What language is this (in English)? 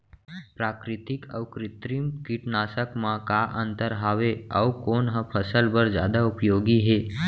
Chhattisgarhi